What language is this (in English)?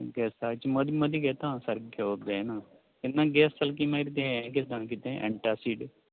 Konkani